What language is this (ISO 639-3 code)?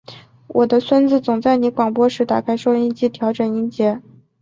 zho